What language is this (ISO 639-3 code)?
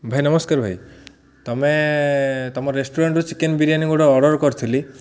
ori